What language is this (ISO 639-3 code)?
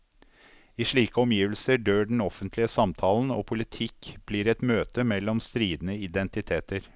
nor